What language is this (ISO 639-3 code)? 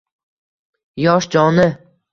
uzb